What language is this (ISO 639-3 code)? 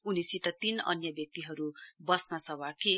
nep